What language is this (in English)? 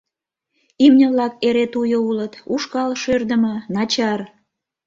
Mari